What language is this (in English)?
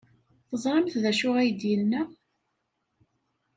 Kabyle